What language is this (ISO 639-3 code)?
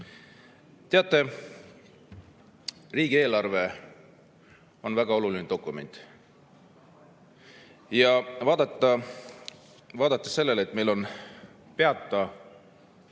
est